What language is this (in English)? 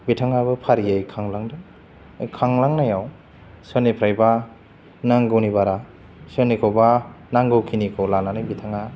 Bodo